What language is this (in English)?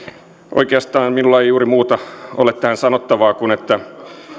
Finnish